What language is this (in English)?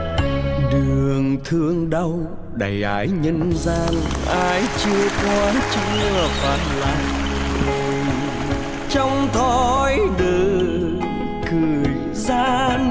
Vietnamese